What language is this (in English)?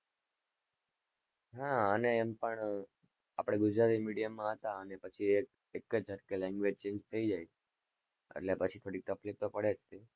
Gujarati